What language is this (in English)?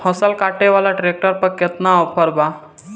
Bhojpuri